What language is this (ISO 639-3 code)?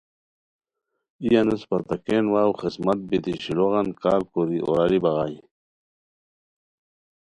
khw